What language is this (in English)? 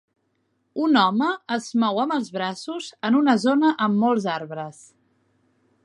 Catalan